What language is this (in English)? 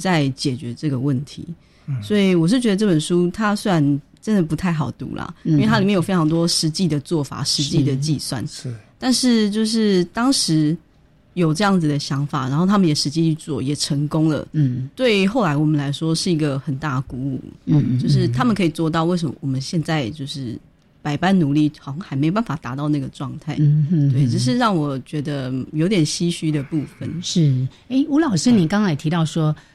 Chinese